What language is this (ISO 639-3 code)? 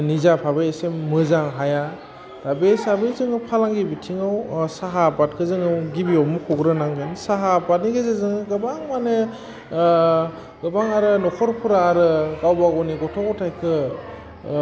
brx